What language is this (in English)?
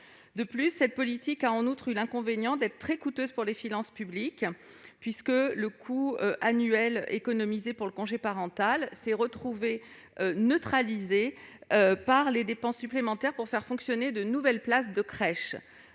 French